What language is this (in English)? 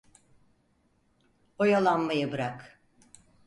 Turkish